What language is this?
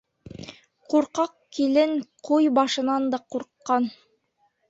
Bashkir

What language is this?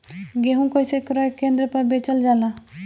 Bhojpuri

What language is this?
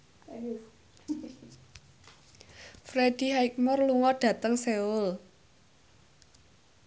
Javanese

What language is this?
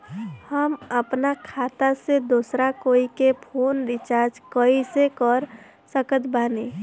Bhojpuri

